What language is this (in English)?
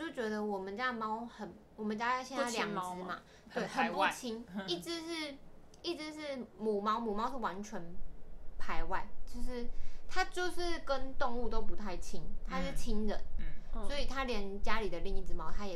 Chinese